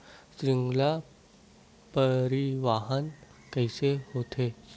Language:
Chhattisgarhi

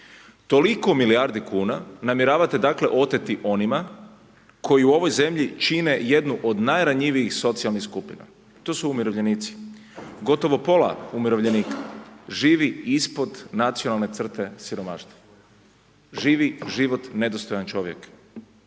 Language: Croatian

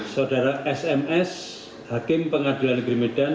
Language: Indonesian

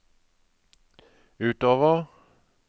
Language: Norwegian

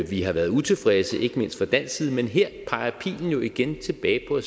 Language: Danish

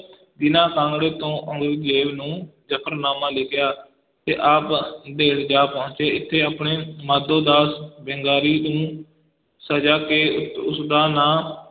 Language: Punjabi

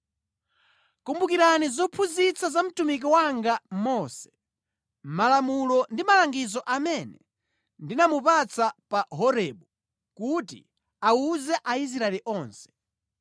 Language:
Nyanja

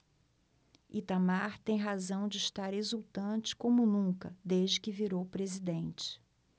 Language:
Portuguese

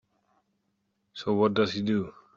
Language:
English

